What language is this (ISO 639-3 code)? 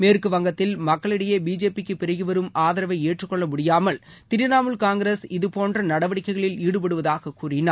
tam